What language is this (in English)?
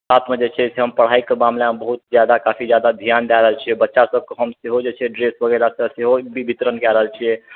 Maithili